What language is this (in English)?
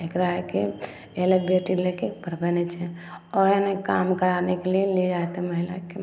Maithili